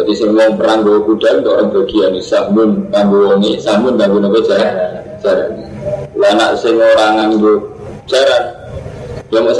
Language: Indonesian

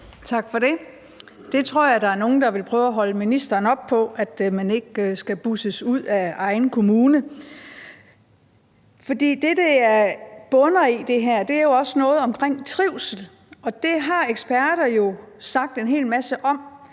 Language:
Danish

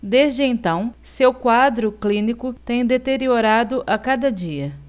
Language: Portuguese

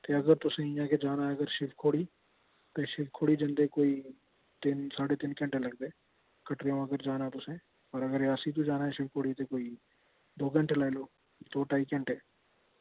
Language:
Dogri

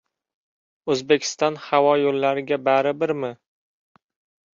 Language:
Uzbek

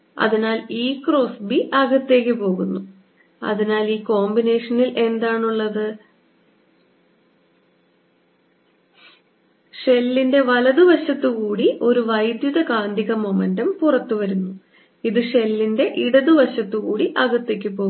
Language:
Malayalam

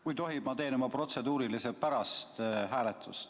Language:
Estonian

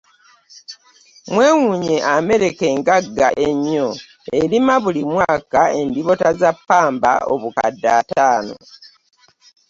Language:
Ganda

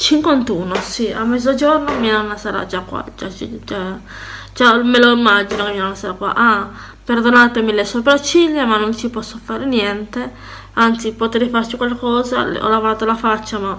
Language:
Italian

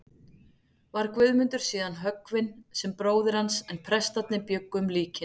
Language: Icelandic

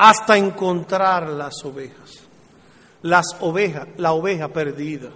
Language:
Spanish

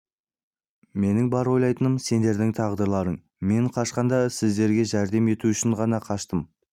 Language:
Kazakh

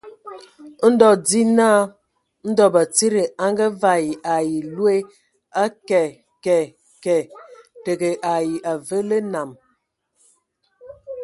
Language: Ewondo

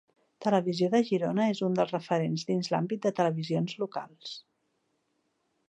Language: Catalan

